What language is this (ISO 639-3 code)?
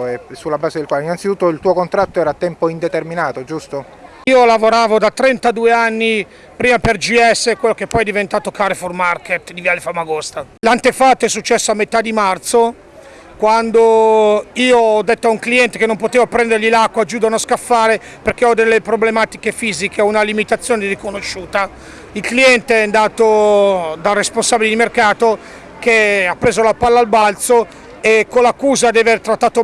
ita